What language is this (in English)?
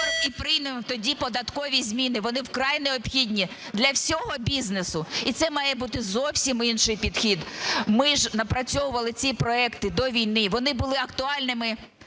Ukrainian